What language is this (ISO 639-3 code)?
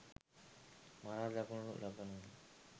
sin